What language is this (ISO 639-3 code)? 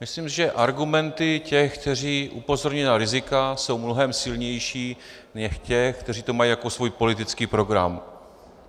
ces